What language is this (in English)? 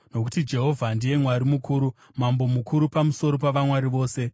Shona